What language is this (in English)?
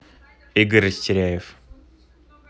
Russian